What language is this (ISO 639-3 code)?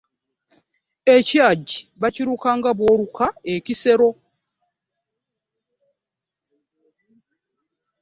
lug